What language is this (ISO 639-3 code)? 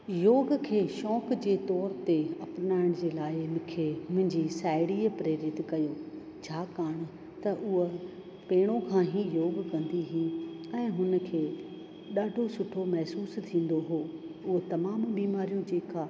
snd